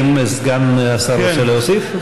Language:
Hebrew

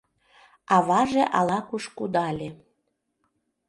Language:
Mari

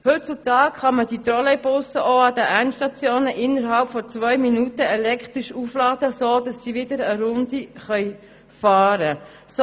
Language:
Swiss German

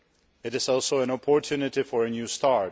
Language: English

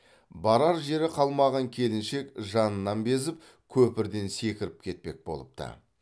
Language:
Kazakh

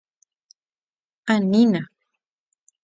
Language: Guarani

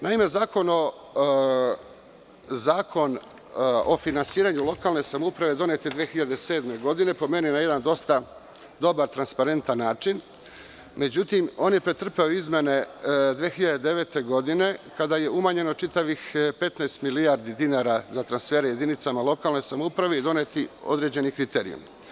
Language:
Serbian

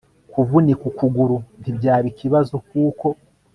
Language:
Kinyarwanda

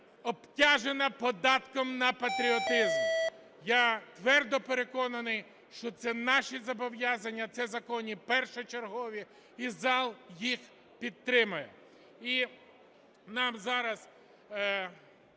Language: Ukrainian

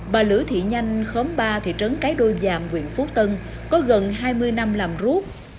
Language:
Vietnamese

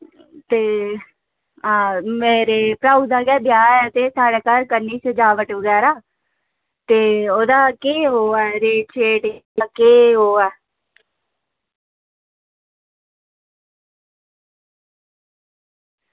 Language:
Dogri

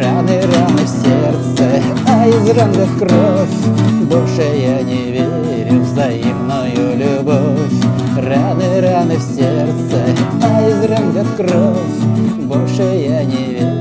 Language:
Russian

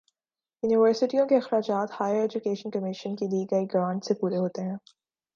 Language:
Urdu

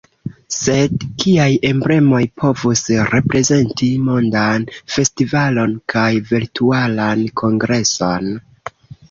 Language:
Esperanto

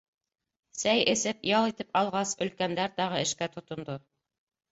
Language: Bashkir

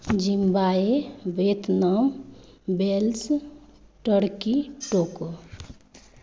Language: Maithili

